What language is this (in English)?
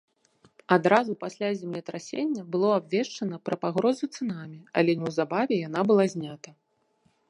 Belarusian